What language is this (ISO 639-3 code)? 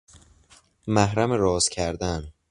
fas